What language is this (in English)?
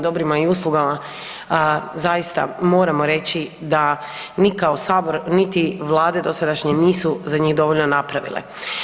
Croatian